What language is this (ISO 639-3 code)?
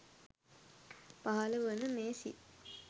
sin